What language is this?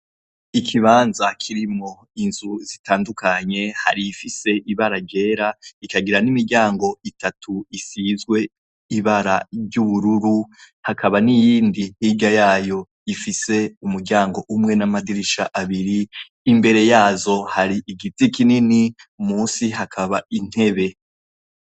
Rundi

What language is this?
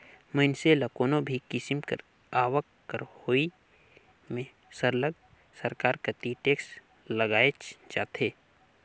Chhattisgarhi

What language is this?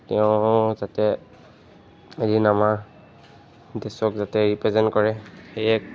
Assamese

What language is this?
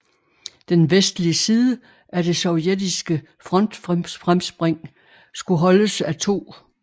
Danish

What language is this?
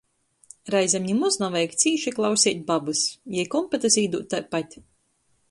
Latgalian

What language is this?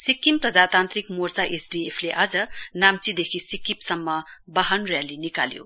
Nepali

